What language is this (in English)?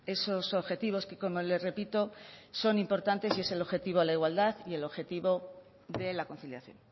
Spanish